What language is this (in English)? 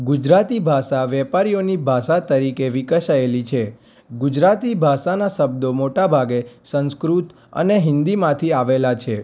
Gujarati